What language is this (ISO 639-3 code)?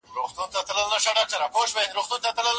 pus